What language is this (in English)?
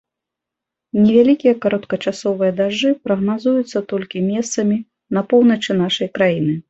Belarusian